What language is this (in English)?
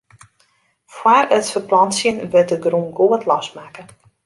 Western Frisian